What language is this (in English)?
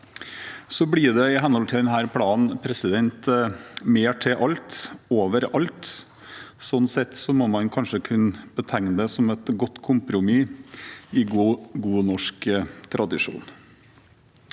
Norwegian